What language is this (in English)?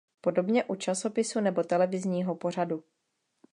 Czech